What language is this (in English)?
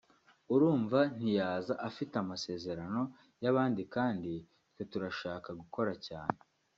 Kinyarwanda